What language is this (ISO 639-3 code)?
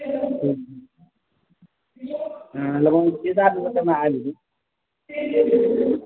mai